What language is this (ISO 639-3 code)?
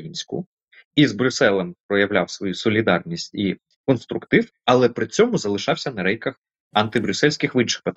ukr